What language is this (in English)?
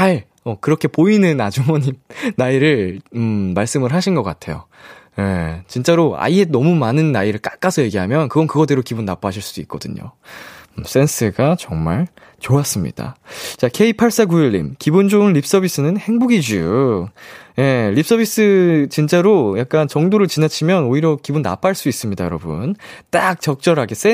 Korean